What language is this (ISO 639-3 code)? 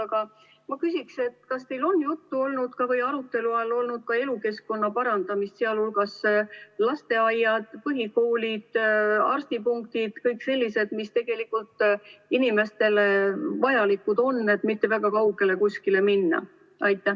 est